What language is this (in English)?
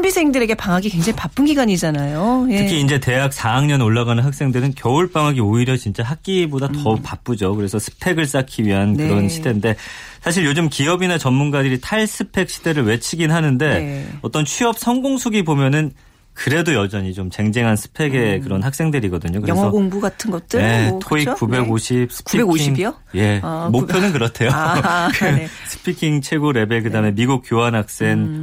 Korean